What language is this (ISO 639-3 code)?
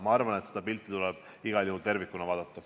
est